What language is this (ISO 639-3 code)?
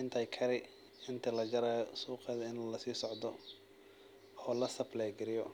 som